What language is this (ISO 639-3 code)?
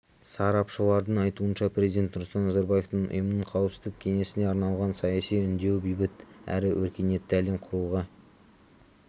kaz